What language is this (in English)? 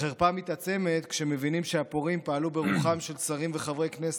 Hebrew